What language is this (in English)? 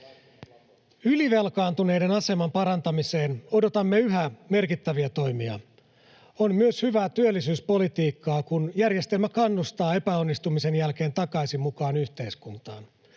Finnish